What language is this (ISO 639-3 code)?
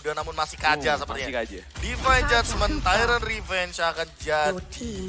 ind